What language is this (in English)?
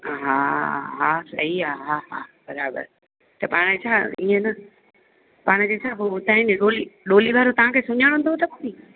Sindhi